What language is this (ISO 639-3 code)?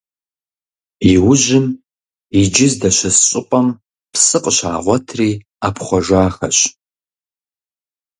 kbd